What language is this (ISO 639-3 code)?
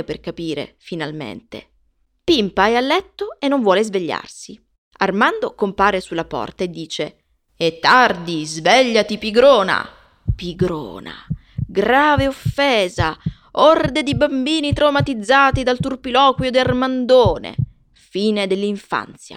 ita